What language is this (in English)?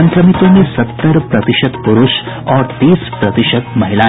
Hindi